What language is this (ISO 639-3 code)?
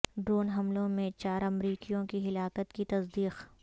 urd